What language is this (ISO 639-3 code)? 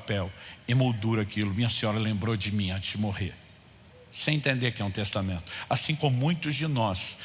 por